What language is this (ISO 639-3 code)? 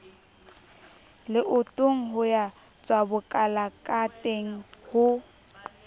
sot